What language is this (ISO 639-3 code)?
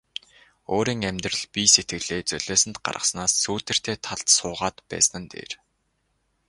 mon